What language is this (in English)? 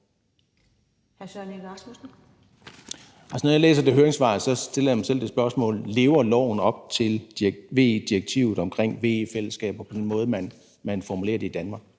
Danish